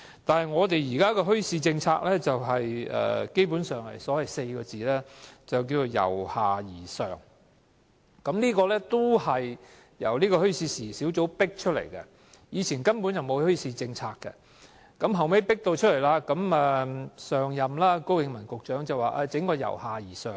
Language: Cantonese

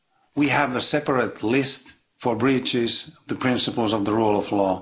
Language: English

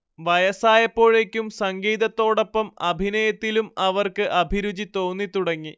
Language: Malayalam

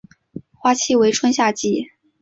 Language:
Chinese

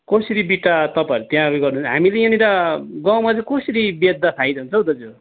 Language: Nepali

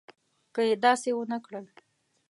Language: Pashto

